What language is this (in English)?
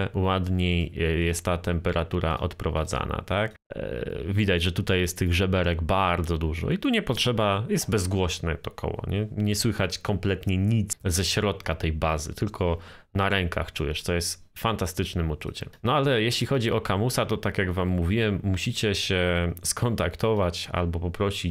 Polish